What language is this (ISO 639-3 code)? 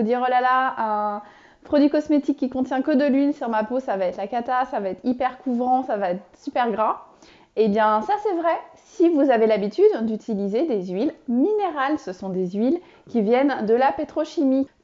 fra